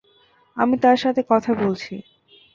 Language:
Bangla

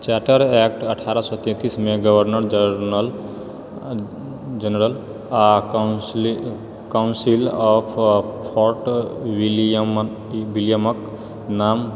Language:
Maithili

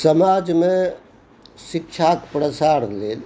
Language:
Maithili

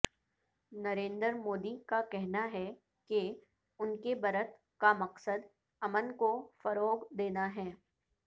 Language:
Urdu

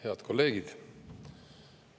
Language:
Estonian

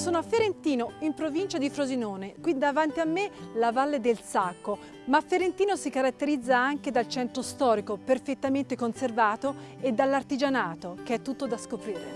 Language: Italian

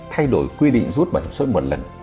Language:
Vietnamese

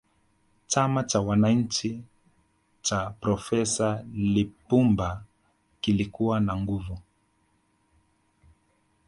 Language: Swahili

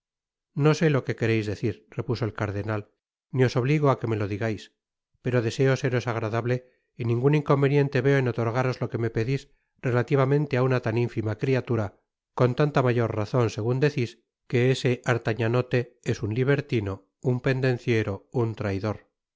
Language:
Spanish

